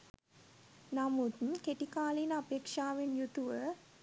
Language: Sinhala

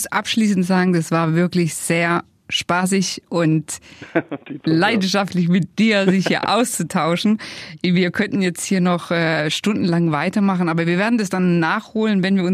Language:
German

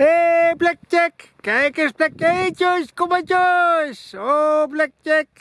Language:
Dutch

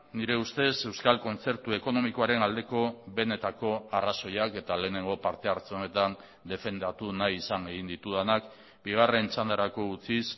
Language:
Basque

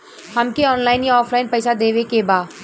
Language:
Bhojpuri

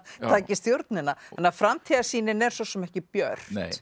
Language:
Icelandic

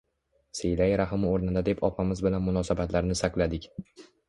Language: Uzbek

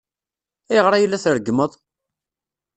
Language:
Kabyle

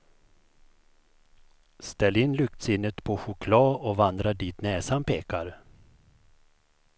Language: Swedish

